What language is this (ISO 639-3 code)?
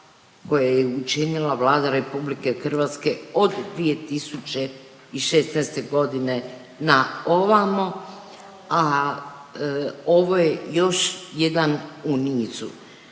hrv